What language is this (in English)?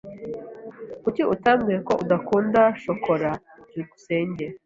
Kinyarwanda